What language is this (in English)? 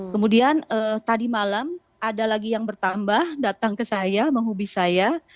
Indonesian